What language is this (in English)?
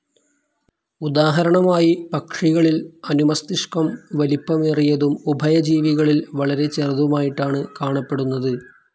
Malayalam